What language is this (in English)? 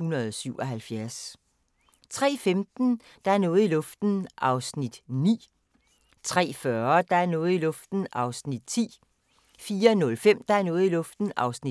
Danish